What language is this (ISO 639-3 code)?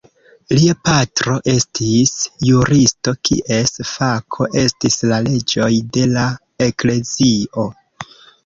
epo